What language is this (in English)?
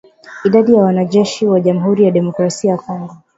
Swahili